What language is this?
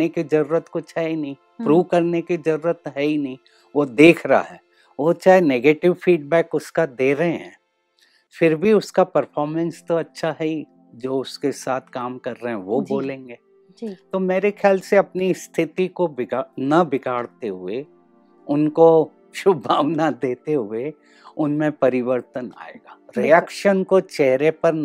Hindi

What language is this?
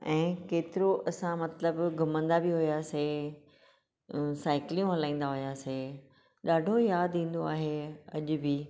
Sindhi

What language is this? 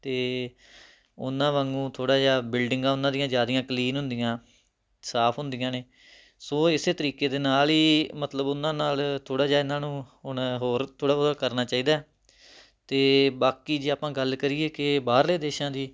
Punjabi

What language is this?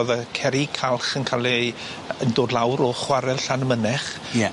Welsh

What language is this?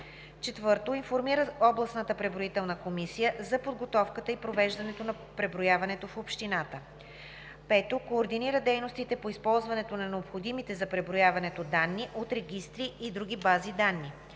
Bulgarian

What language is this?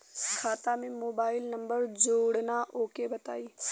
Bhojpuri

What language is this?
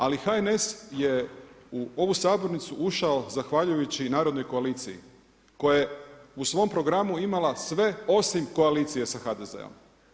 Croatian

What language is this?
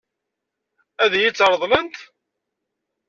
Kabyle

